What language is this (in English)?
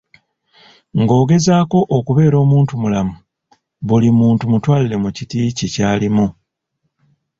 Ganda